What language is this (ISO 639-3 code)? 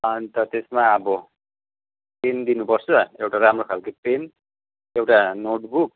nep